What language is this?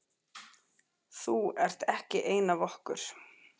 Icelandic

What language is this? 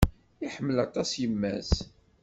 Kabyle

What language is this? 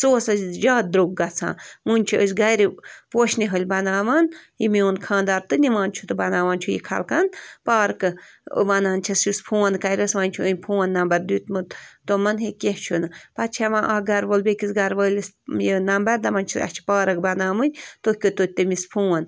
Kashmiri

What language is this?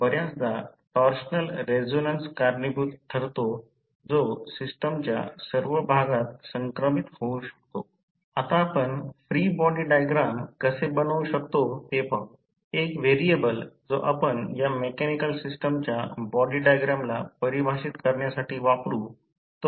Marathi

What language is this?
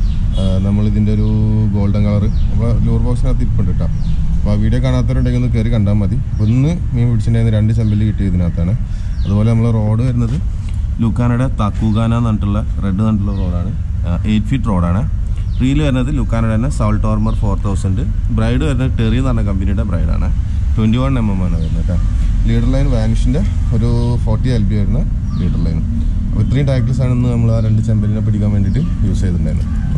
Malayalam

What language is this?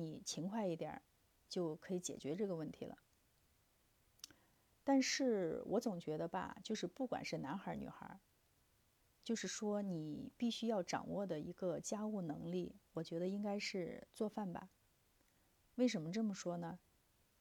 Chinese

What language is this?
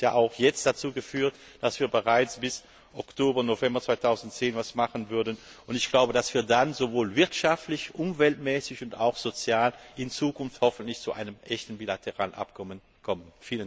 German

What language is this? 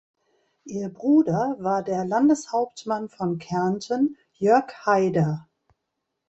German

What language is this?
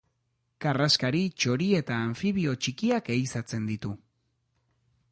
Basque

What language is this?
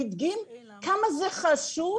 Hebrew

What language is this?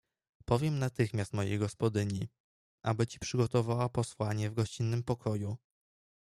Polish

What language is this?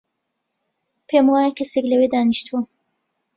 Central Kurdish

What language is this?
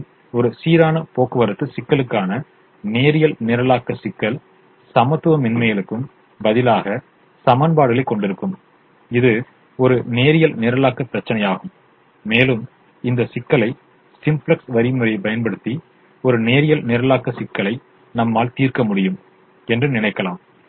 Tamil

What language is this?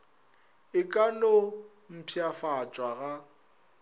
Northern Sotho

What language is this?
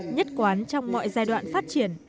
Vietnamese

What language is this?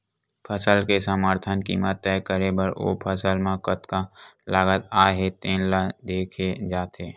Chhattisgarhi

